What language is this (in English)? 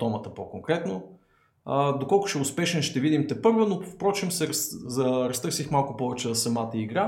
Bulgarian